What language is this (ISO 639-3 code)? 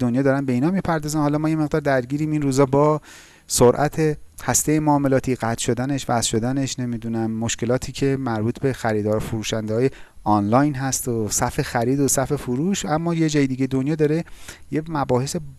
fas